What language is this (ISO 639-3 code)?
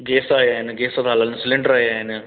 snd